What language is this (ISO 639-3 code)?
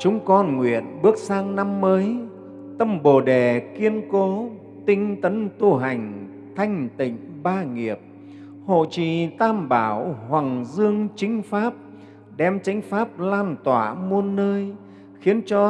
vie